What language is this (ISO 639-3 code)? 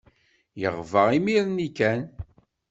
kab